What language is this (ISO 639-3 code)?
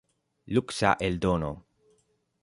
epo